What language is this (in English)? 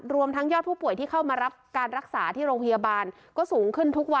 Thai